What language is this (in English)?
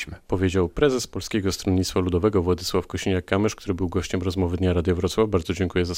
Polish